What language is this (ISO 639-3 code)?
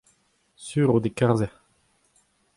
bre